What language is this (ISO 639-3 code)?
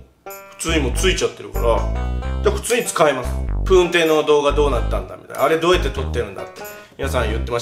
jpn